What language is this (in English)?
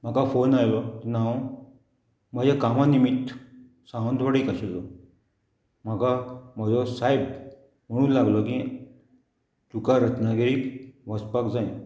Konkani